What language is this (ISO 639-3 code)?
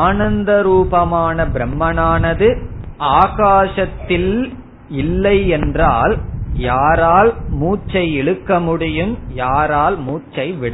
tam